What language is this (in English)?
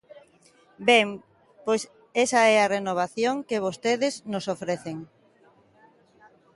Galician